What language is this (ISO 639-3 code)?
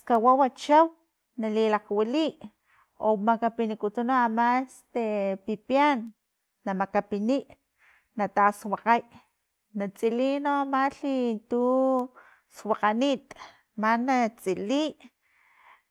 tlp